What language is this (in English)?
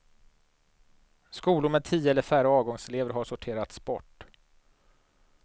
Swedish